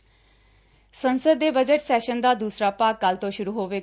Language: Punjabi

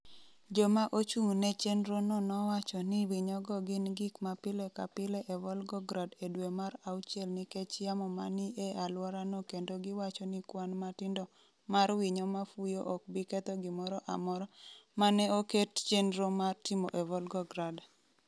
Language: Luo (Kenya and Tanzania)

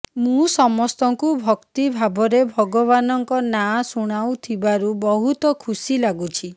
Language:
Odia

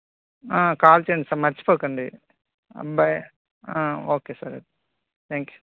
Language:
Telugu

